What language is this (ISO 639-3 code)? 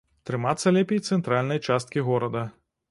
bel